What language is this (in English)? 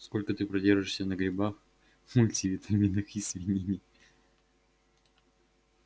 Russian